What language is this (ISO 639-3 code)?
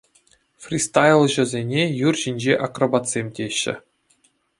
chv